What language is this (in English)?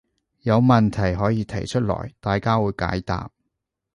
Cantonese